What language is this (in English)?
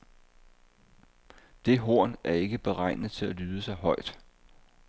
Danish